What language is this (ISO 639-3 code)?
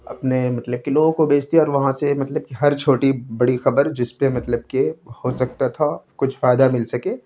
urd